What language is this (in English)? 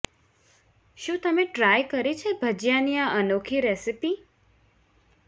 Gujarati